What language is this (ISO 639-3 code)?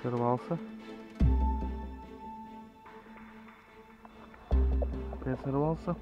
rus